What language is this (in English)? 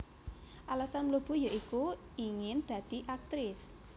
Javanese